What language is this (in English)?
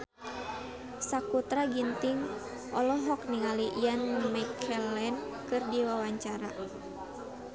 Sundanese